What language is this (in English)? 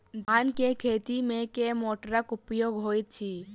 Maithili